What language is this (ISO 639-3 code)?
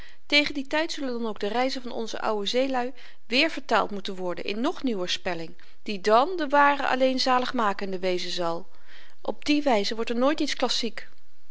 nld